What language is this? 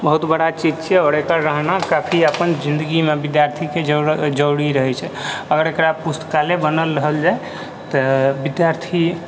Maithili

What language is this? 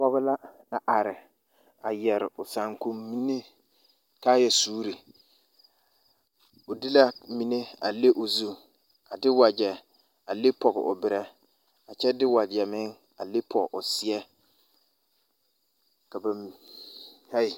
Southern Dagaare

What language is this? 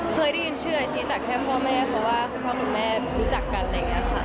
Thai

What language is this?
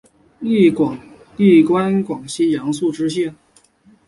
Chinese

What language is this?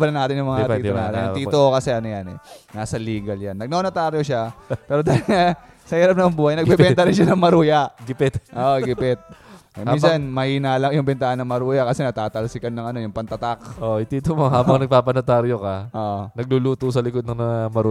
Filipino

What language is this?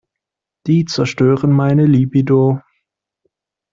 German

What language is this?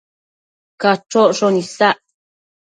Matsés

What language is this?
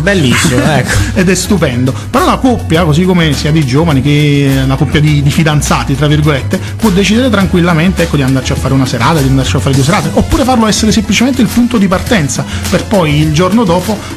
Italian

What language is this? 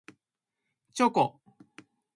Japanese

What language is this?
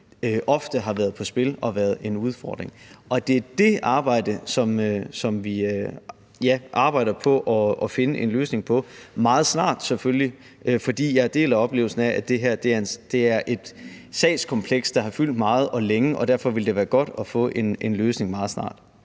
Danish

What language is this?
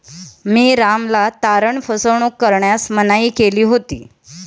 Marathi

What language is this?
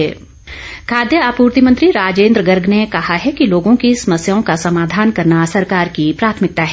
Hindi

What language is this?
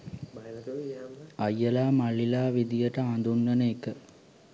Sinhala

